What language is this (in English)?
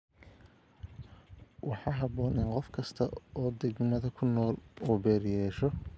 Somali